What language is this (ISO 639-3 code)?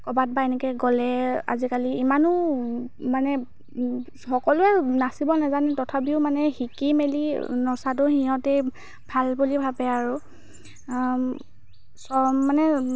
asm